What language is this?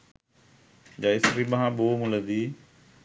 Sinhala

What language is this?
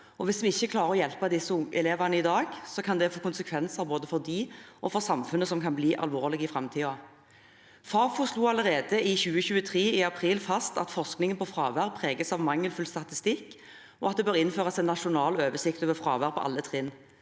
Norwegian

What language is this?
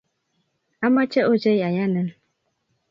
Kalenjin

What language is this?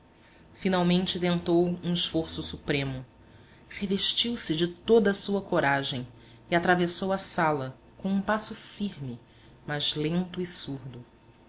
Portuguese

